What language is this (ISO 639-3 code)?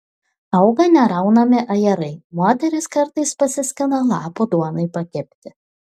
lit